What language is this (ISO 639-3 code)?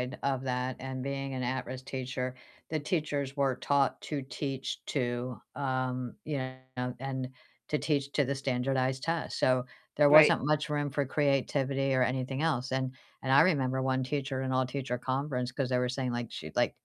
eng